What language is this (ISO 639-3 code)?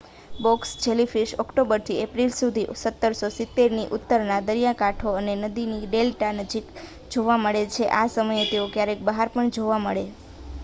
guj